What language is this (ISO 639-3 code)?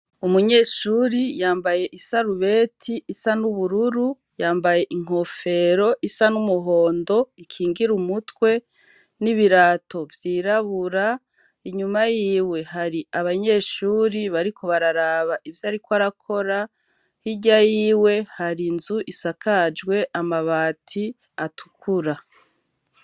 run